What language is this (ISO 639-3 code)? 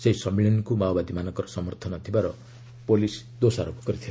ori